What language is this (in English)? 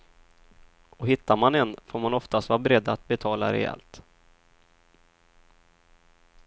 Swedish